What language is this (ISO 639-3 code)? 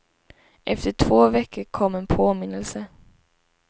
swe